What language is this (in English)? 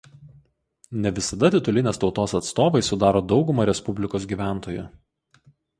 Lithuanian